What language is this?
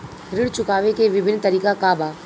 Bhojpuri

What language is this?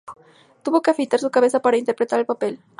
Spanish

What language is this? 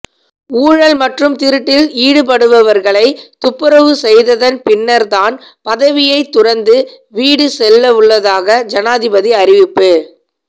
Tamil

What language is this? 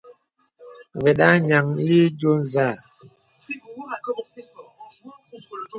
Bebele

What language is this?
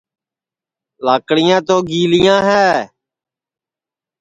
Sansi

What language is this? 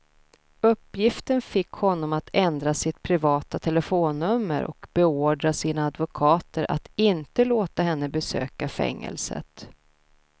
Swedish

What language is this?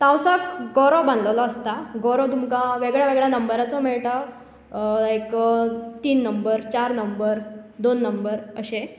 Konkani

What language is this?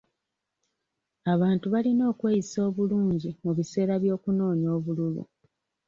Ganda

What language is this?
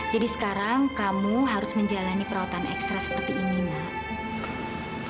Indonesian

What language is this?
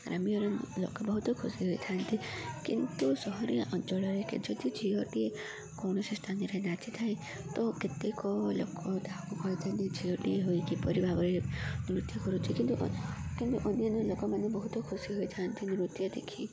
Odia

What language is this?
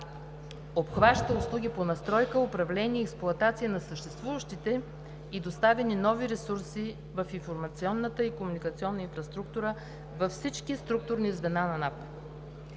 Bulgarian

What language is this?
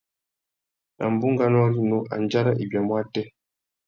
Tuki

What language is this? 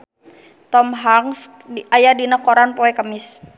Sundanese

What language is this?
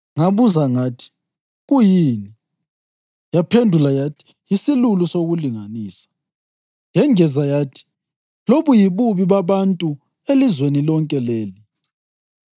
North Ndebele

